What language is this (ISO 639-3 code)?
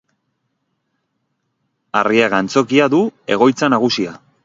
eus